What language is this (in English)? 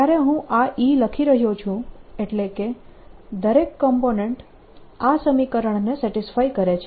Gujarati